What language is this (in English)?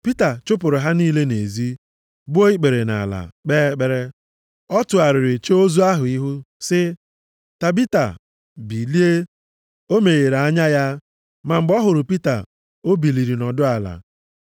Igbo